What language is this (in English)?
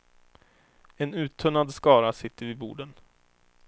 Swedish